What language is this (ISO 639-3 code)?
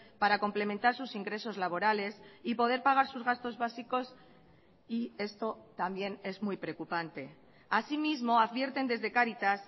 spa